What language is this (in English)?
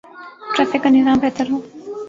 Urdu